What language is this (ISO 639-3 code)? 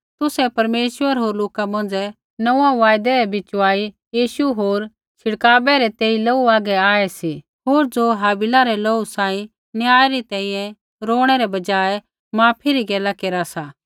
kfx